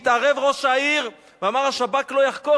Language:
Hebrew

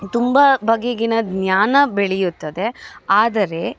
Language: Kannada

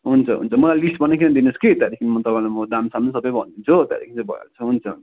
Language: Nepali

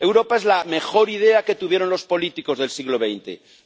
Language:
Spanish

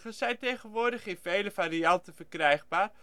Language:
Dutch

